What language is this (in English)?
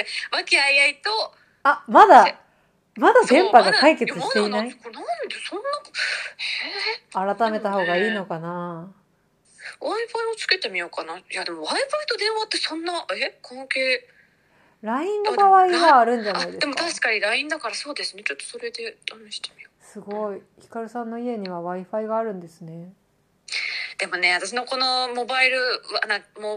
Japanese